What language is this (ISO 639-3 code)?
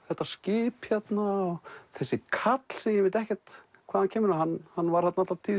isl